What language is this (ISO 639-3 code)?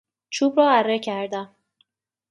fas